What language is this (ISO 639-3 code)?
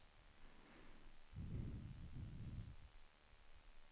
swe